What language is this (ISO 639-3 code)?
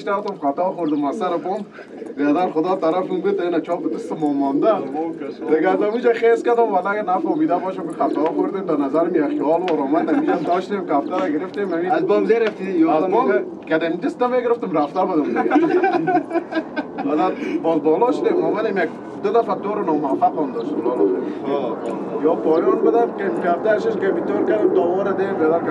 ron